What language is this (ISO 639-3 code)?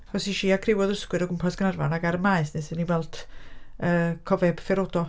cym